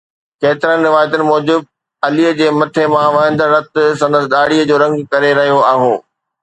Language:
Sindhi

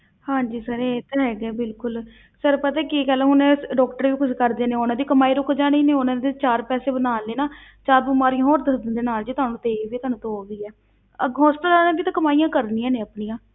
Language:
Punjabi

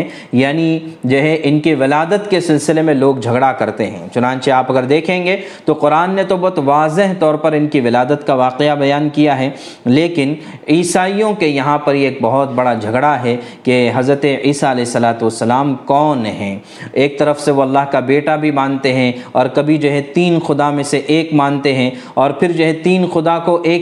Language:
Urdu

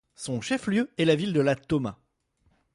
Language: French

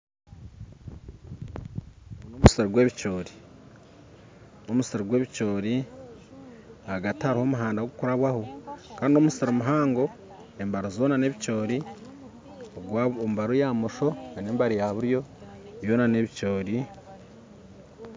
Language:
Nyankole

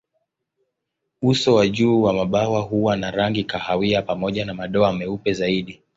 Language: Swahili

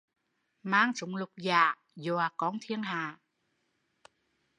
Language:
Vietnamese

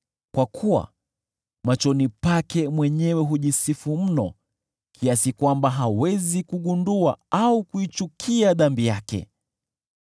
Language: Swahili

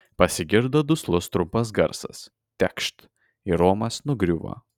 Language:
Lithuanian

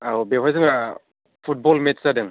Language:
Bodo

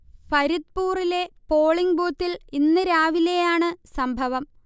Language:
Malayalam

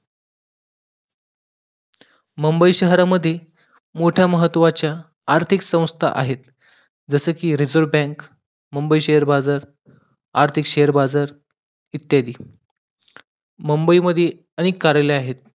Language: Marathi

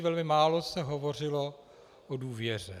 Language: Czech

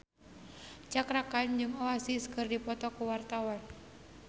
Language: Sundanese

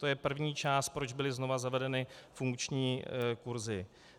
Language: Czech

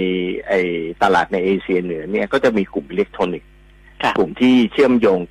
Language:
Thai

